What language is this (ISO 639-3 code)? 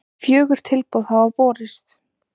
isl